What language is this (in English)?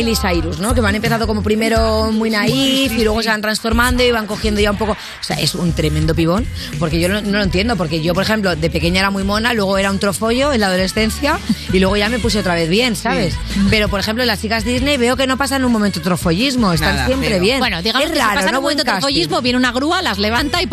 Spanish